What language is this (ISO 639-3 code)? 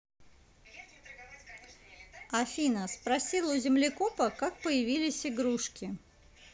rus